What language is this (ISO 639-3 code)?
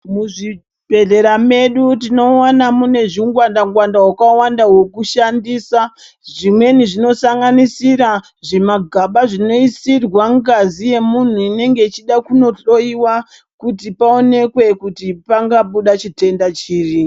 ndc